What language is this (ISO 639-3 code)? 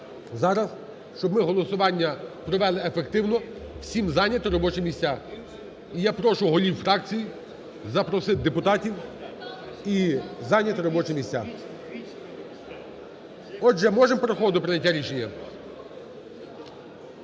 ukr